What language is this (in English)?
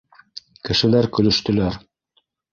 Bashkir